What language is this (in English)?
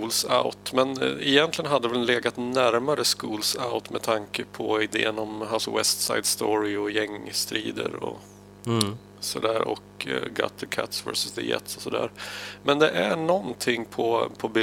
Swedish